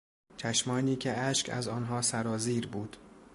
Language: Persian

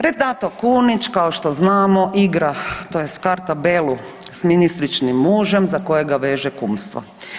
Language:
Croatian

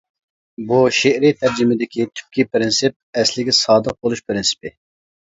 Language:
Uyghur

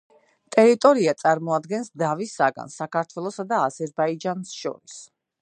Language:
Georgian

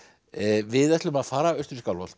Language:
Icelandic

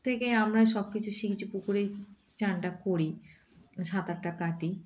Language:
Bangla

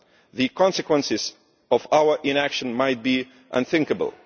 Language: English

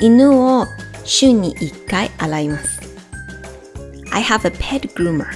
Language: Japanese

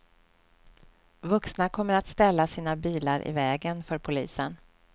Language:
Swedish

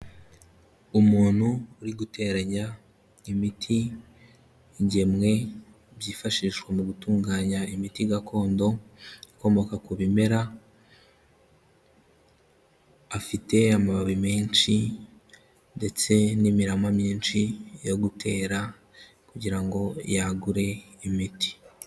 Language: Kinyarwanda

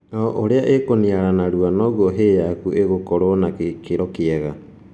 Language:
Kikuyu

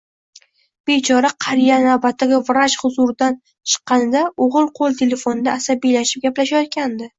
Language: Uzbek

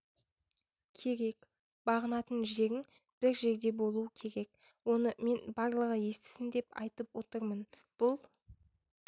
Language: Kazakh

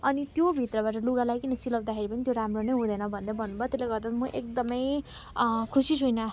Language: Nepali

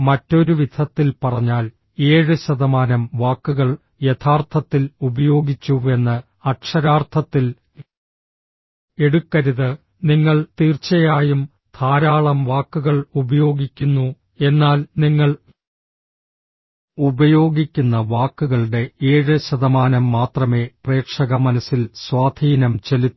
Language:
Malayalam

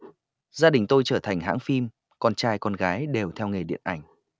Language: Vietnamese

